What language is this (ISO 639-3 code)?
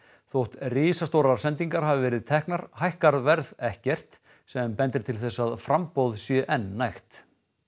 isl